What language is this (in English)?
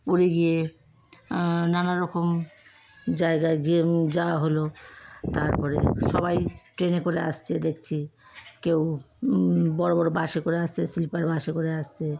Bangla